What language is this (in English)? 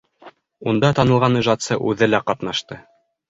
Bashkir